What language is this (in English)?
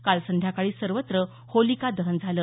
Marathi